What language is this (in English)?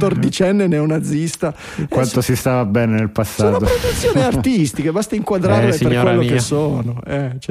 Italian